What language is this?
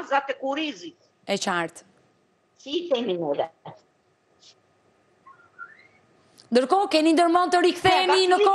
Romanian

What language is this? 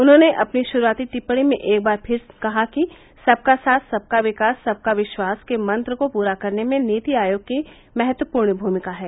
Hindi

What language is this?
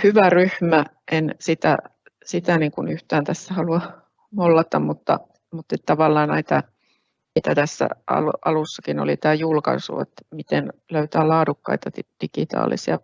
Finnish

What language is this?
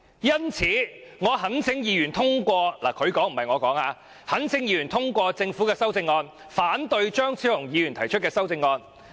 Cantonese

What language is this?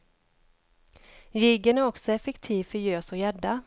Swedish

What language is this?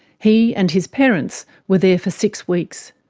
English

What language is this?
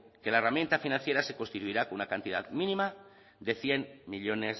Spanish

